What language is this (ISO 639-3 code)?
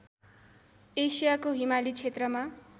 nep